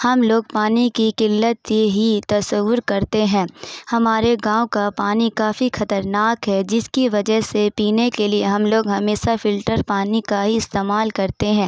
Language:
Urdu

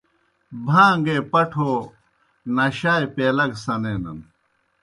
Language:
Kohistani Shina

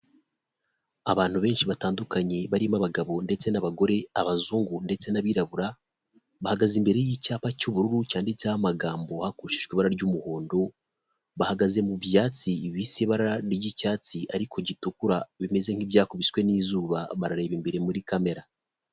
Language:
Kinyarwanda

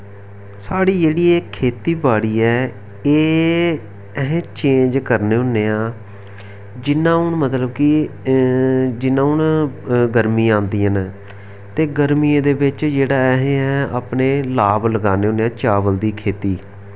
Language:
Dogri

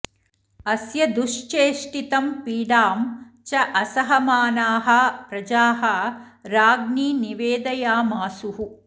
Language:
Sanskrit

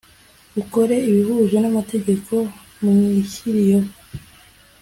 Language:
Kinyarwanda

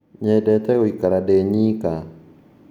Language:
Kikuyu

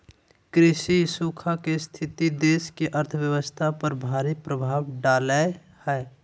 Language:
Magahi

